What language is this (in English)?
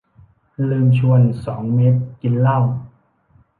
Thai